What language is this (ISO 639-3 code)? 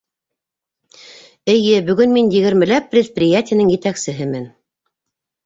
bak